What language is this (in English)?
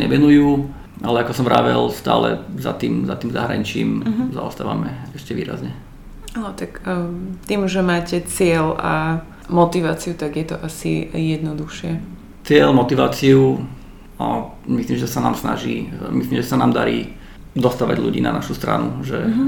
Slovak